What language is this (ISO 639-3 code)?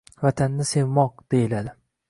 uzb